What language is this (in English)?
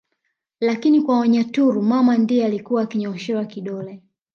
Swahili